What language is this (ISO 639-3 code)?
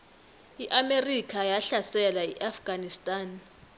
nbl